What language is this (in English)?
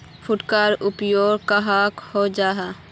Magahi